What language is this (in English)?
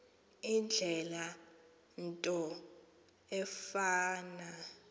Xhosa